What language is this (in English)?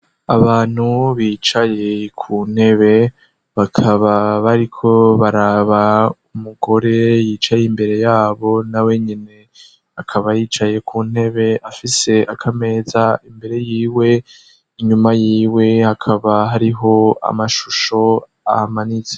Rundi